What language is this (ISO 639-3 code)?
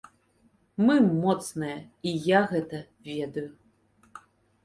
bel